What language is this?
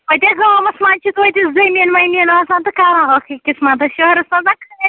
Kashmiri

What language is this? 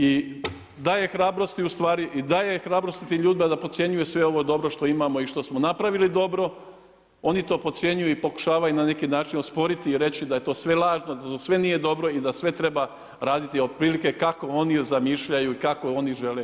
Croatian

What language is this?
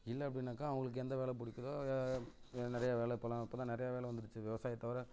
Tamil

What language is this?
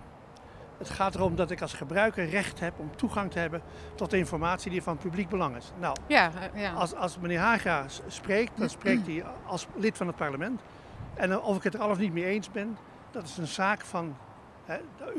Dutch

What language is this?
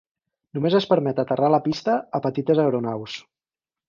Catalan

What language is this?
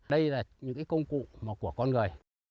Vietnamese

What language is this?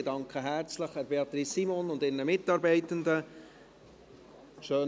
Swiss German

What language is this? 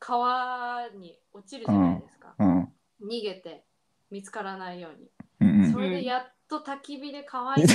Japanese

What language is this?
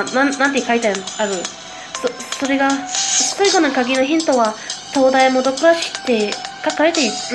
Japanese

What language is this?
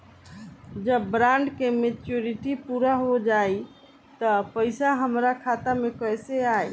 Bhojpuri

